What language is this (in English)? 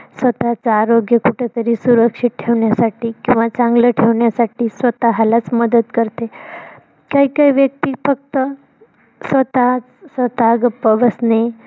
Marathi